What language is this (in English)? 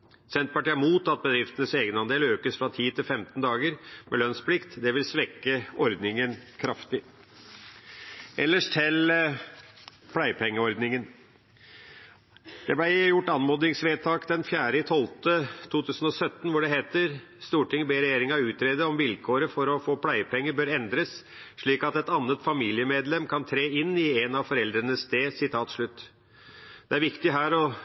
Norwegian Bokmål